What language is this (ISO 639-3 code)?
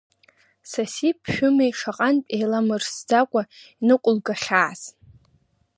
abk